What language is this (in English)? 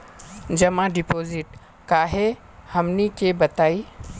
Magahi